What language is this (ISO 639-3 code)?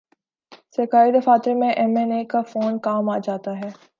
urd